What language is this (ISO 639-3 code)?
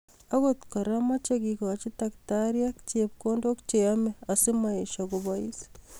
kln